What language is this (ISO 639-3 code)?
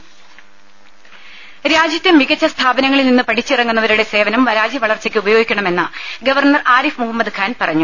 mal